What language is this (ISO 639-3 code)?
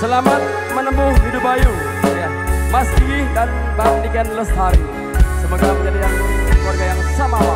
ind